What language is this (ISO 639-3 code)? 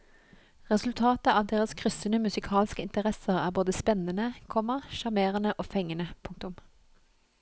nor